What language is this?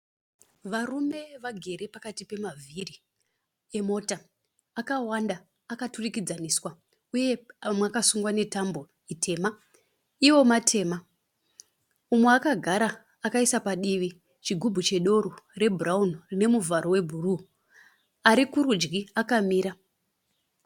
Shona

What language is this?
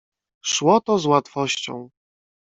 Polish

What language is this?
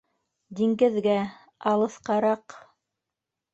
Bashkir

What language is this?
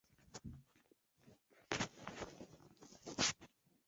Chinese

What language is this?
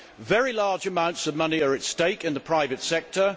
English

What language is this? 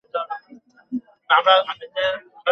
Bangla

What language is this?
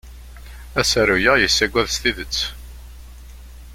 Kabyle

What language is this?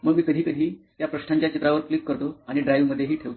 Marathi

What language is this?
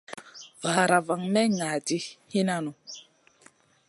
Masana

